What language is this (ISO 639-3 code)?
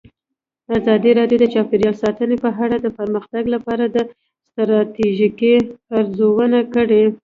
pus